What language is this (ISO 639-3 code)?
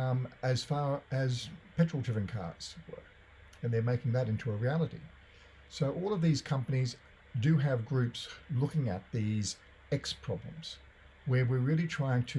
eng